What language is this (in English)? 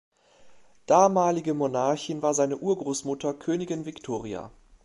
German